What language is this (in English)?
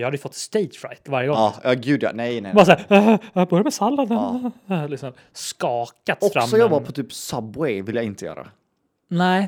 Swedish